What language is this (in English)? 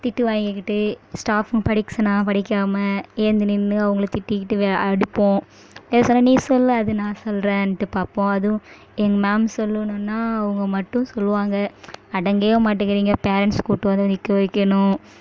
Tamil